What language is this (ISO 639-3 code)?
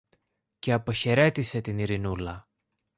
ell